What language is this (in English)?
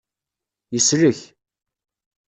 Kabyle